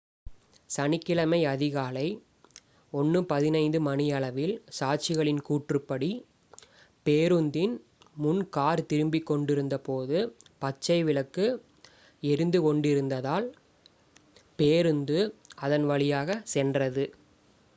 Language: Tamil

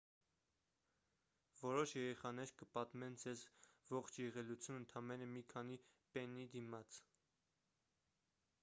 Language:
Armenian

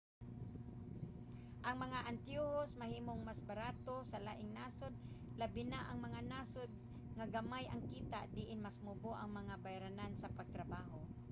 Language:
Cebuano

